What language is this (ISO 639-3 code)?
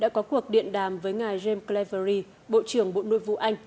vie